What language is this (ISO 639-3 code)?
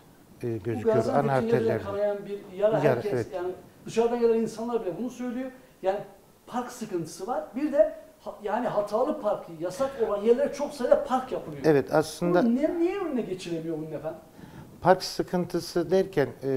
tur